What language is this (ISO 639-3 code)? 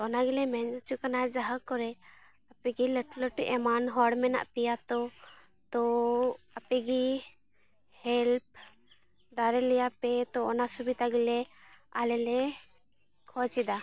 sat